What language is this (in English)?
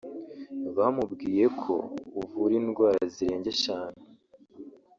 Kinyarwanda